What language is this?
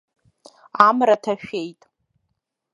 Abkhazian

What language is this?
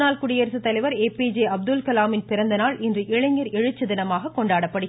Tamil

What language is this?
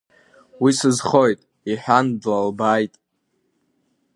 Abkhazian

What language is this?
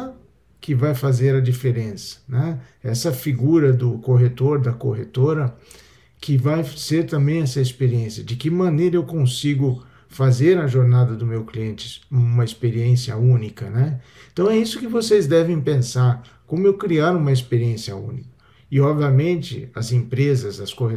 Portuguese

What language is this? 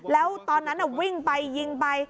Thai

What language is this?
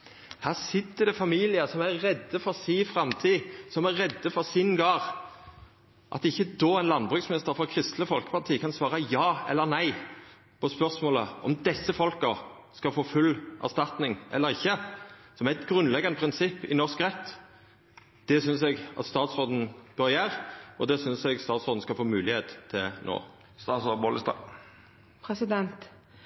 Norwegian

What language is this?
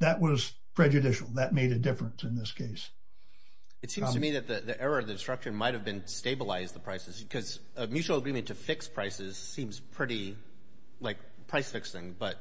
English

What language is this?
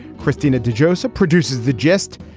English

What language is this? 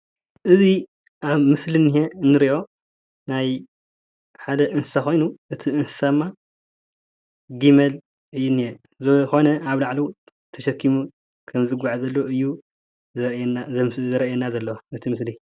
Tigrinya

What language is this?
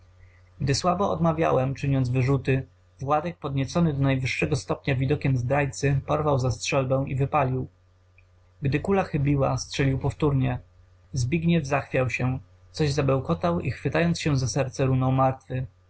Polish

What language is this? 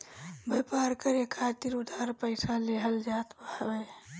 Bhojpuri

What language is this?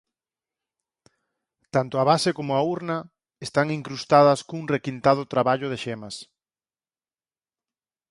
Galician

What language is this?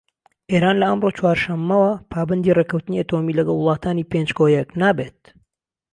Central Kurdish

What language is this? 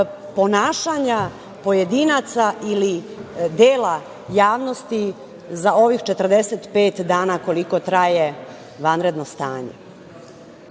Serbian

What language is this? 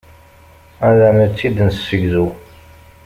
Kabyle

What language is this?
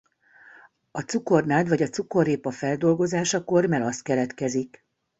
Hungarian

